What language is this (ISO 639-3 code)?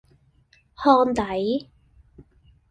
yue